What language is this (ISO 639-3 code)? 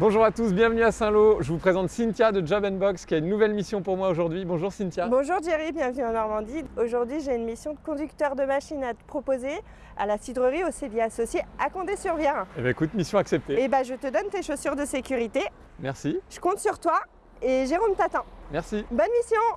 fra